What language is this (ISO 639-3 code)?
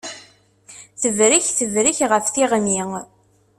kab